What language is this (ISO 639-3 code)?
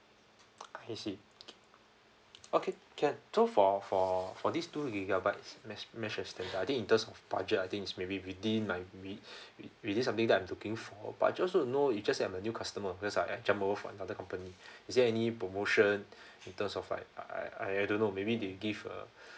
eng